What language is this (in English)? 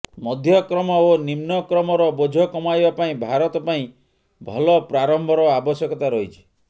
Odia